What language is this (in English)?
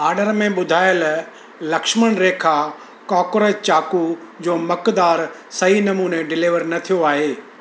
Sindhi